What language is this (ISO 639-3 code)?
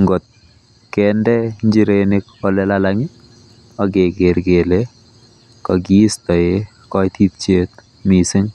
kln